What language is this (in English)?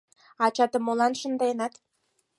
Mari